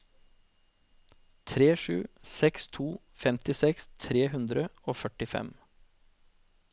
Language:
Norwegian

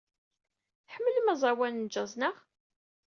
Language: Kabyle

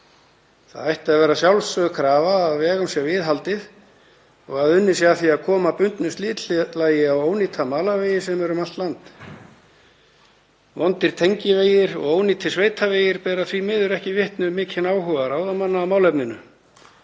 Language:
Icelandic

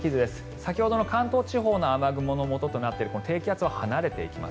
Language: Japanese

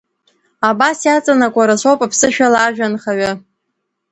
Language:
Abkhazian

